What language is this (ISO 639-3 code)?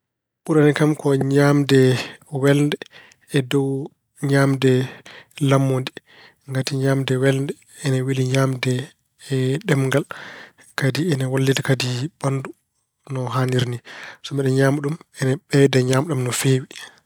ful